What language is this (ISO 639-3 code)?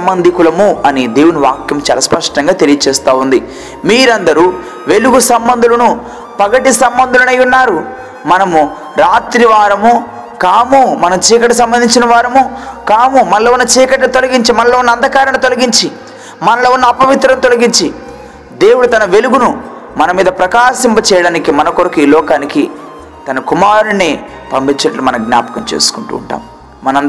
tel